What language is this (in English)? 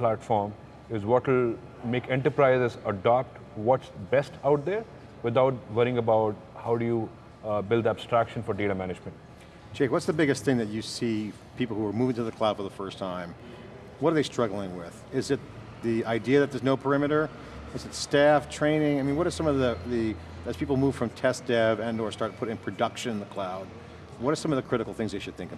English